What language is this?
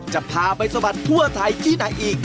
Thai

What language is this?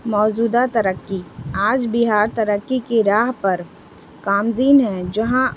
Urdu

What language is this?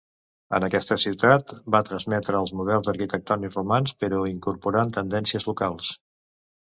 Catalan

